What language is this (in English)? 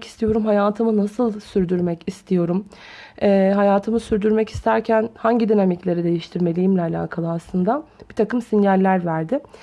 Turkish